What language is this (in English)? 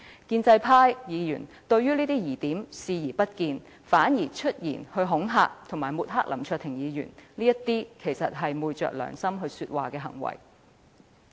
Cantonese